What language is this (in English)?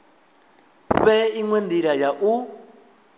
Venda